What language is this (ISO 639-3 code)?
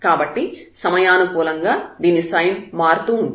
tel